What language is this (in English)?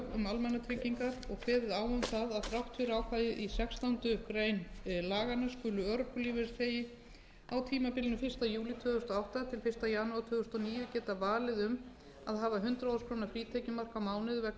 Icelandic